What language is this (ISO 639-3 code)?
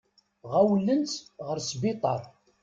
kab